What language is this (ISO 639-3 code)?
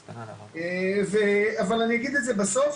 heb